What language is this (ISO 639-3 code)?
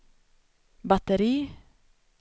swe